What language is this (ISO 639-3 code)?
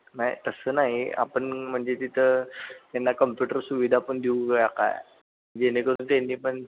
mar